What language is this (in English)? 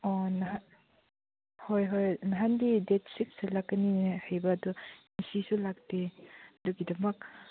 Manipuri